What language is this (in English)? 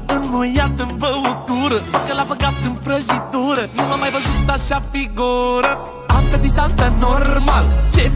Romanian